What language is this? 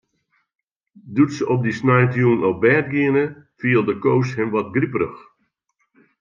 Western Frisian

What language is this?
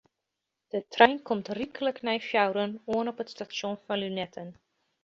Western Frisian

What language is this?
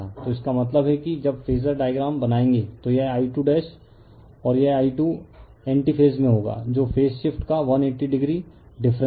Hindi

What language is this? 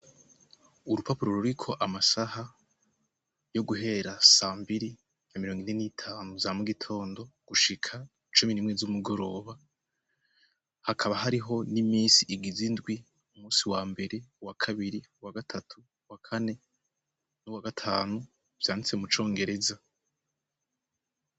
Rundi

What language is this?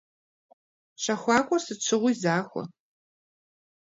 Kabardian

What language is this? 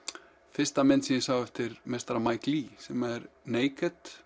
Icelandic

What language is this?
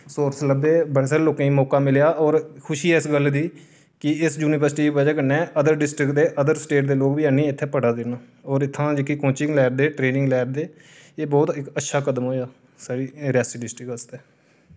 Dogri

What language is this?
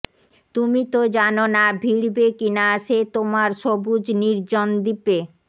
Bangla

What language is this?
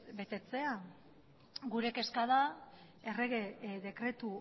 Basque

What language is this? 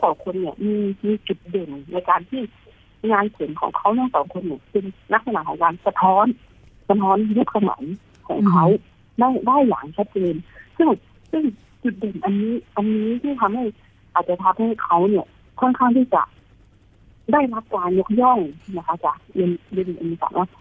Thai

